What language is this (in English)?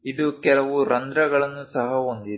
Kannada